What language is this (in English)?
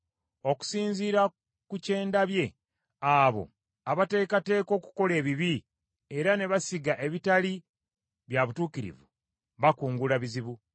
Ganda